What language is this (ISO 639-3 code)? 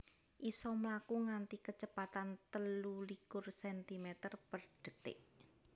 jav